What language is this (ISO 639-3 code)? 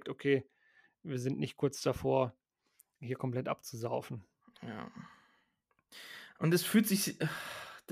deu